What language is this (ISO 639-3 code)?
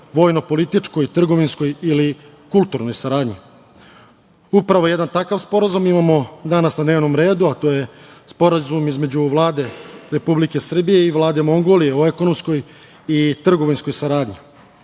srp